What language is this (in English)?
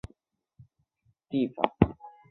Chinese